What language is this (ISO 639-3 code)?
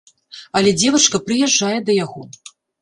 bel